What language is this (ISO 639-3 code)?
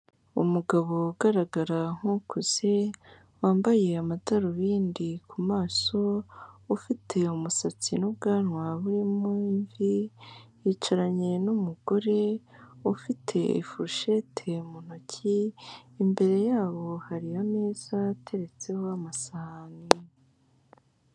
kin